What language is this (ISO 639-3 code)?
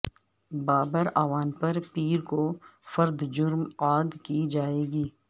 urd